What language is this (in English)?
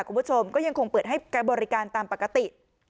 Thai